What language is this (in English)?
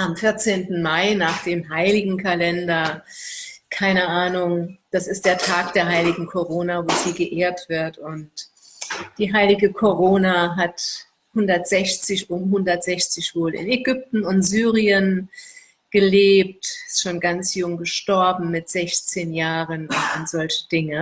German